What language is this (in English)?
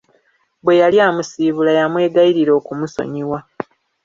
Ganda